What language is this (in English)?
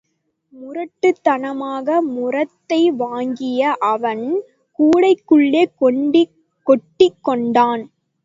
Tamil